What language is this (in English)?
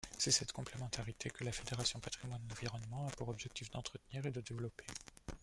French